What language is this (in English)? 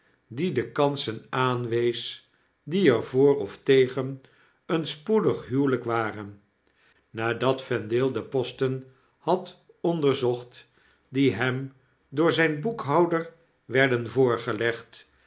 Dutch